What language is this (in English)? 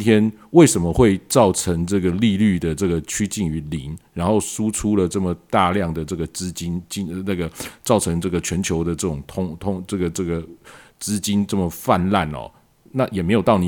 Chinese